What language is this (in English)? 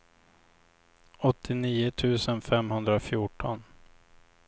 Swedish